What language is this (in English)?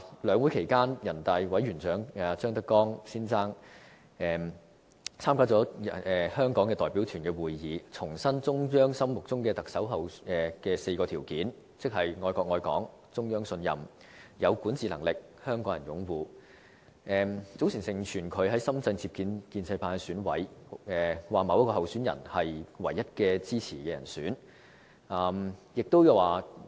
Cantonese